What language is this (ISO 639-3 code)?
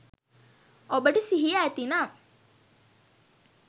sin